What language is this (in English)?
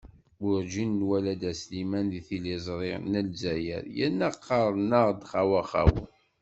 Kabyle